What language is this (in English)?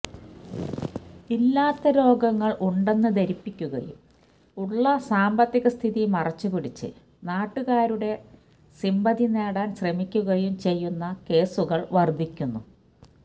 Malayalam